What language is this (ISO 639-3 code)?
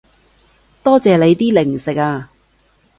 yue